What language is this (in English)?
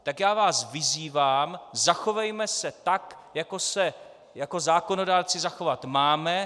Czech